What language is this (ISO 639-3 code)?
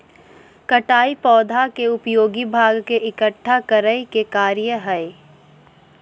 mag